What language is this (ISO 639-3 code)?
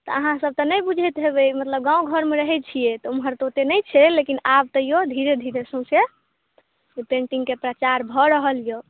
mai